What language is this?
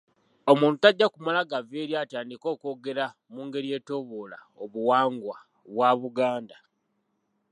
Ganda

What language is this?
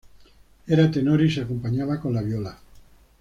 Spanish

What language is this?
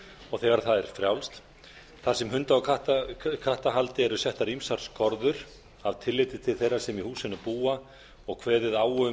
Icelandic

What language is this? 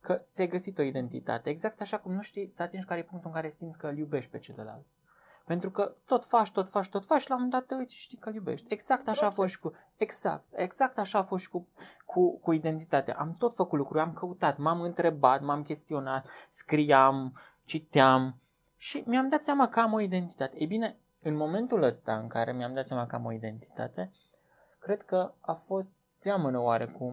Romanian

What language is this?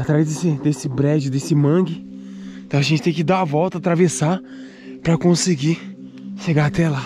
Portuguese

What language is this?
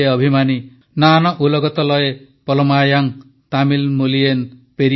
Odia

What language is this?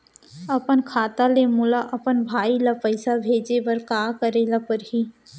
Chhattisgarhi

